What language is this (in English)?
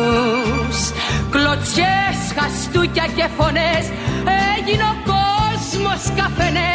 Greek